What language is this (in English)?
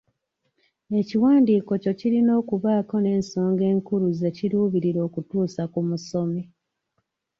Ganda